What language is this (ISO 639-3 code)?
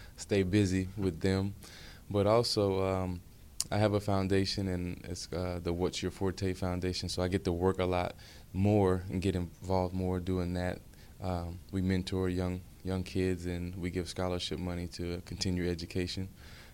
eng